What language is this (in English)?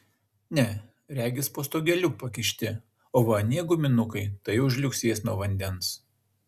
Lithuanian